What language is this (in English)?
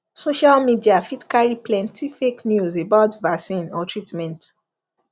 Nigerian Pidgin